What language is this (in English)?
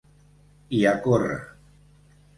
Catalan